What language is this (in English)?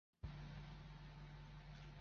Chinese